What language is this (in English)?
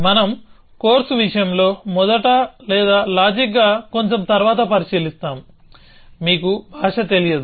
Telugu